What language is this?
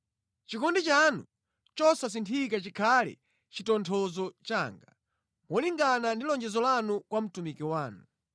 Nyanja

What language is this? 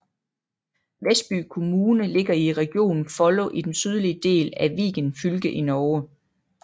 Danish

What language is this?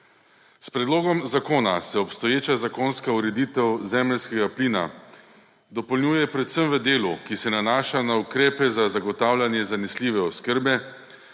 Slovenian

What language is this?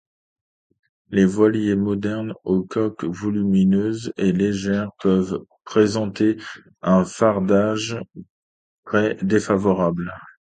French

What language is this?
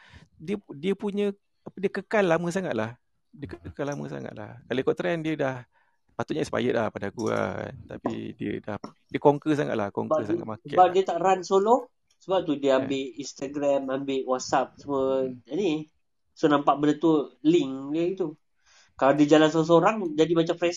Malay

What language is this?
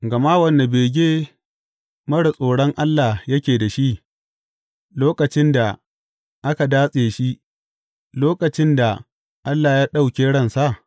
Hausa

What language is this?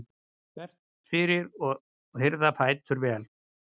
Icelandic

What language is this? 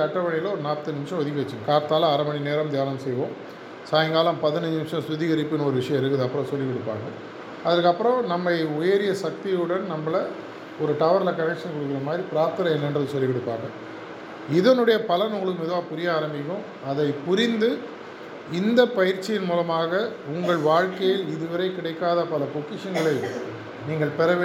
Tamil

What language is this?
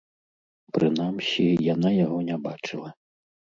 Belarusian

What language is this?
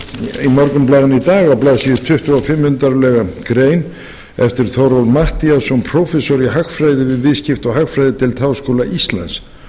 Icelandic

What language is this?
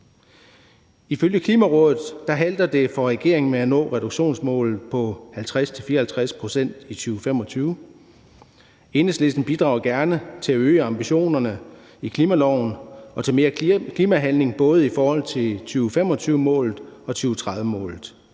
Danish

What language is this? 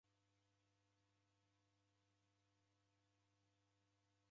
Taita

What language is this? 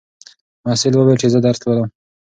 Pashto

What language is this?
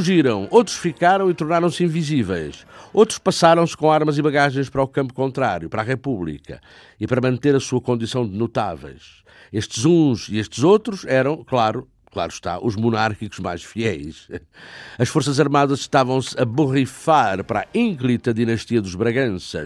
Portuguese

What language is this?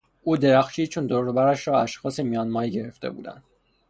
Persian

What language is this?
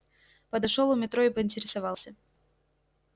Russian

